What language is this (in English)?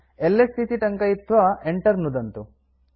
Sanskrit